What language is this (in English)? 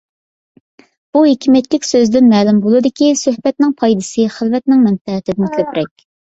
Uyghur